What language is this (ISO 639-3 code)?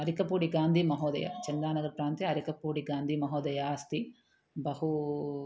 san